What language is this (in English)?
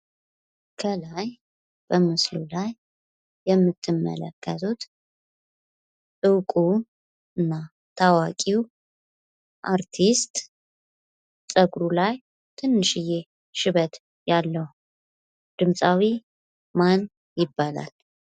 Amharic